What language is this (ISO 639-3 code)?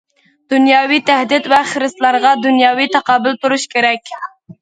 uig